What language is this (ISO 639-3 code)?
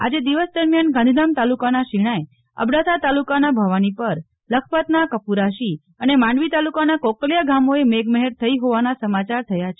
guj